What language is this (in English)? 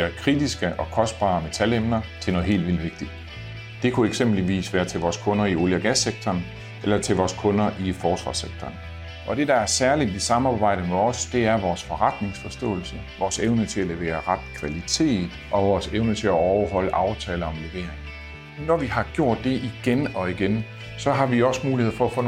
Danish